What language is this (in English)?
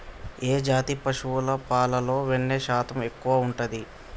Telugu